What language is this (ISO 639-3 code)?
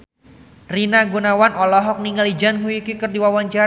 sun